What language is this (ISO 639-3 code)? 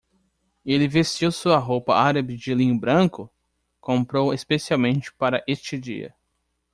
por